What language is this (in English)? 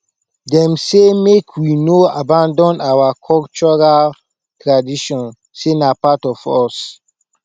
Nigerian Pidgin